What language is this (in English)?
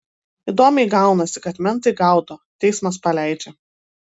Lithuanian